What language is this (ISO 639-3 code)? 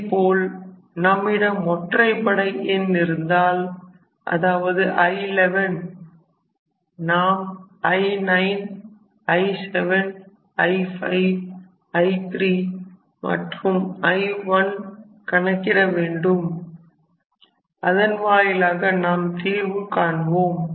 tam